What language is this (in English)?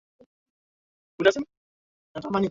Swahili